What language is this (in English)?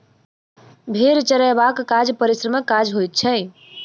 Maithili